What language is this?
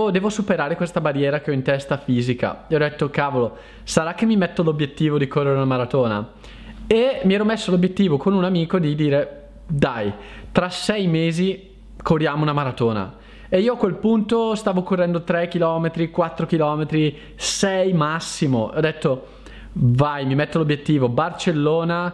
Italian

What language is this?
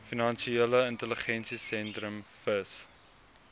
Afrikaans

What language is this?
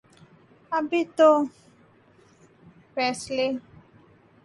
Urdu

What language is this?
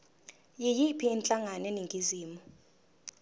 Zulu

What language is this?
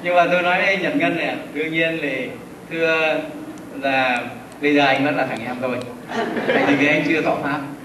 Vietnamese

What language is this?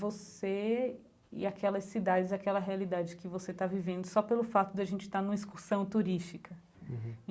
Portuguese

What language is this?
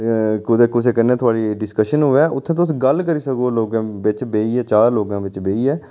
Dogri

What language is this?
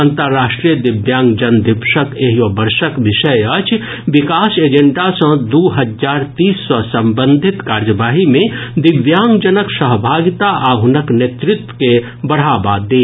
Maithili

